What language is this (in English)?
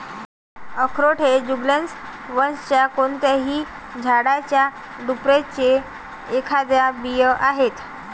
Marathi